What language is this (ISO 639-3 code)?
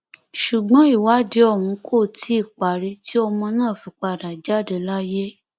yor